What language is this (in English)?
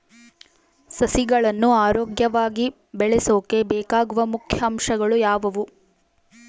Kannada